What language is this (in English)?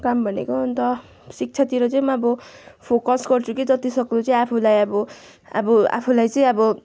Nepali